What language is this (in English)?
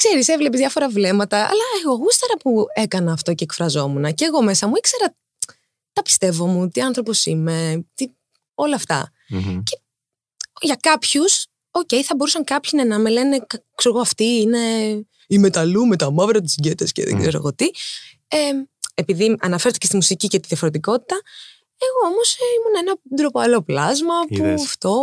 Greek